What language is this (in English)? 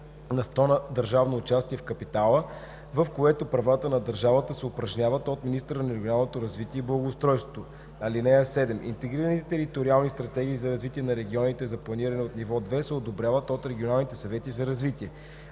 Bulgarian